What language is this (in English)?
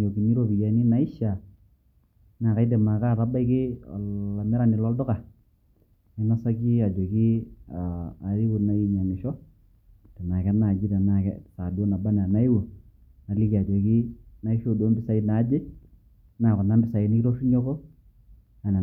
Masai